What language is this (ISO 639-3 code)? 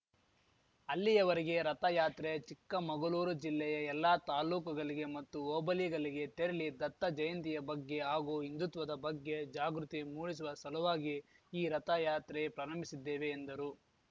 kan